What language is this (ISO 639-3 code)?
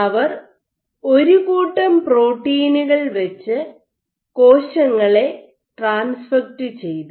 mal